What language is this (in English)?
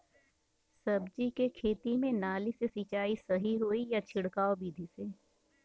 Bhojpuri